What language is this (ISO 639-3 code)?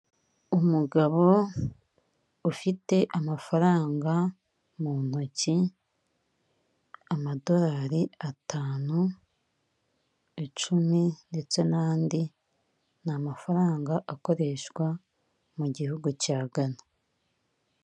kin